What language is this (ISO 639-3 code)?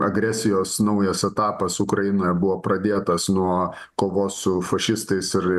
lit